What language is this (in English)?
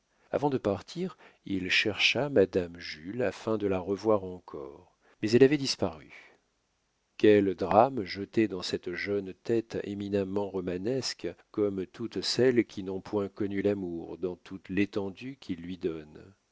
French